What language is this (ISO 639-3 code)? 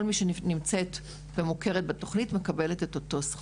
heb